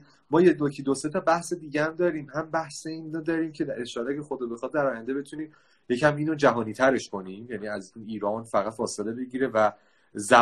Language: Persian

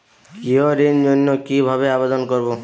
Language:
Bangla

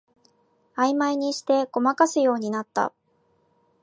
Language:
Japanese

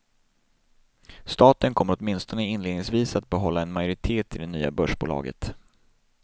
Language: Swedish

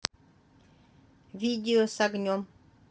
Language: Russian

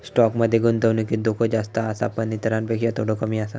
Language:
Marathi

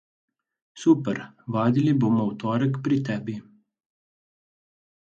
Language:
Slovenian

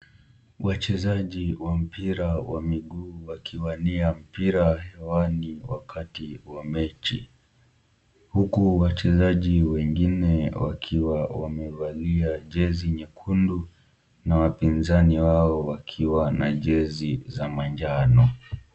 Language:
Swahili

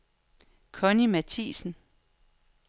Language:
Danish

